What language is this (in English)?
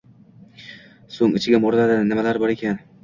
Uzbek